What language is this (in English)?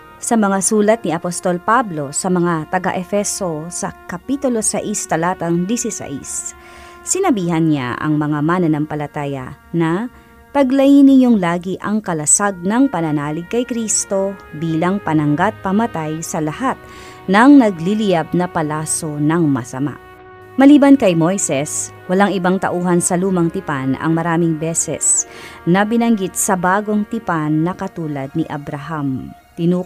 Filipino